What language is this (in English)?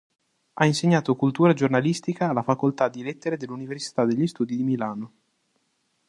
Italian